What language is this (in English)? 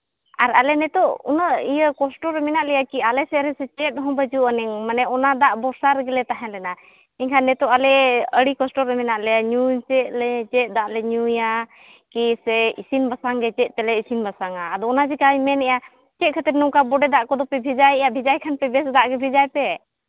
Santali